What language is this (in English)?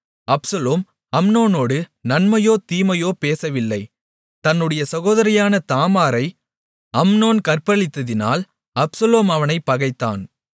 Tamil